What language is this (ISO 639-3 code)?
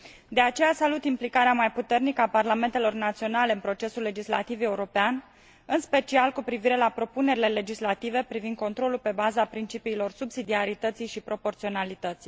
ron